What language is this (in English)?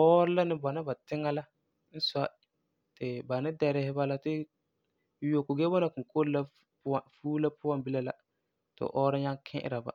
Frafra